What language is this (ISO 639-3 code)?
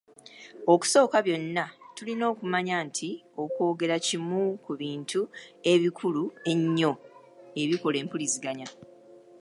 lug